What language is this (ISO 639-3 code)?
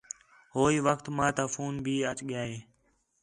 xhe